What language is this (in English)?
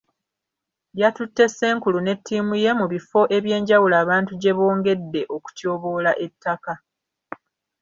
Ganda